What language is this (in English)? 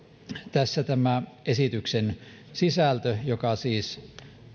Finnish